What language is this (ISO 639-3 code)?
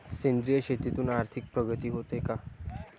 mar